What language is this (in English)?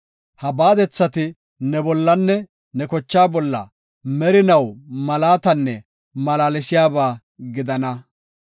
Gofa